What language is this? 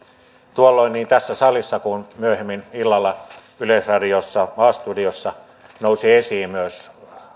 Finnish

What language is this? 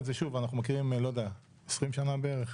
Hebrew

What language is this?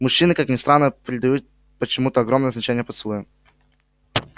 Russian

